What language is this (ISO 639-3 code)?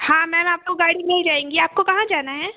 hin